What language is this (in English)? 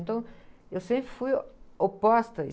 Portuguese